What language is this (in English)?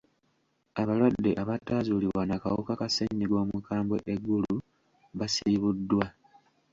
Ganda